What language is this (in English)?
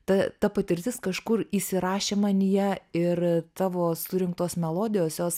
Lithuanian